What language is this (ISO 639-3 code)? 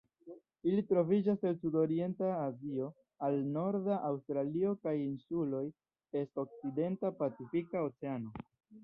epo